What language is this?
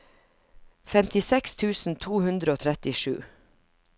Norwegian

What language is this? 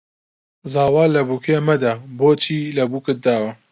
Central Kurdish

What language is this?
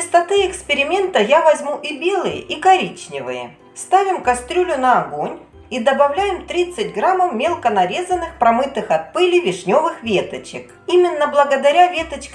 Russian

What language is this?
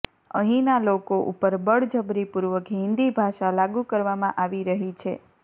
Gujarati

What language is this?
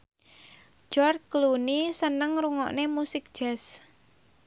Javanese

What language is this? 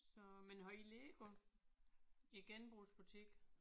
Danish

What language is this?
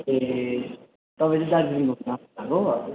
Nepali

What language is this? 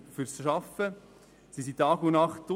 Swiss German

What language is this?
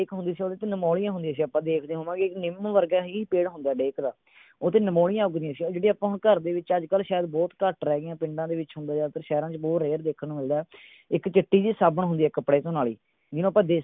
Punjabi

